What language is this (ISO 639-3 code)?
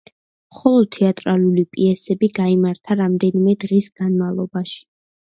kat